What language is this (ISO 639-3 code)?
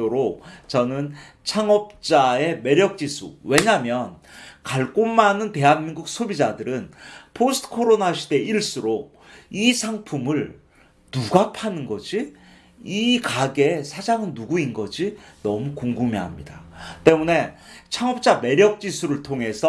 kor